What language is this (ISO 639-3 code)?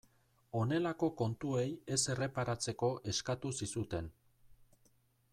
eus